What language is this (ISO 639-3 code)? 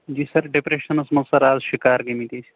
kas